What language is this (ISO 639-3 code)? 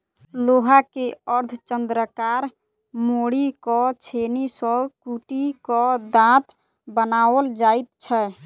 mai